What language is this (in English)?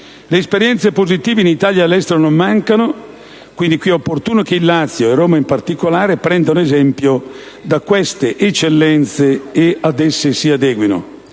Italian